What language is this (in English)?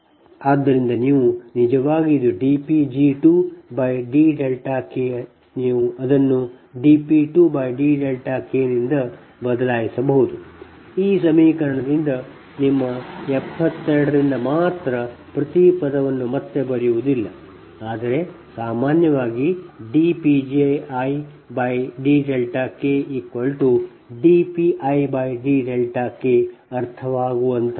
Kannada